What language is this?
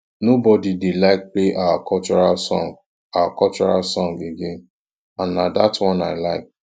Nigerian Pidgin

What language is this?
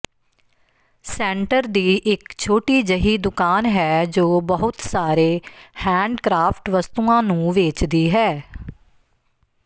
Punjabi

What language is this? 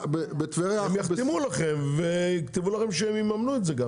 Hebrew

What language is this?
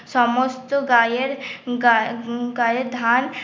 Bangla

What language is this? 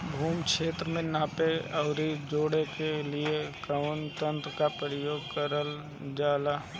Bhojpuri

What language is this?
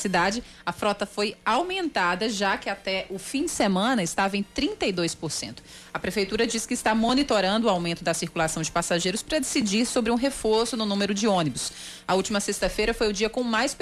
Portuguese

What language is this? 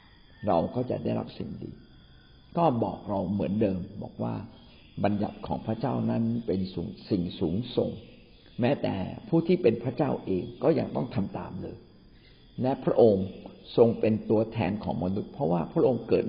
Thai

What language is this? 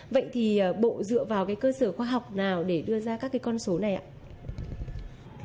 Vietnamese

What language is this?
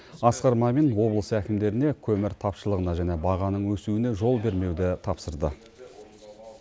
Kazakh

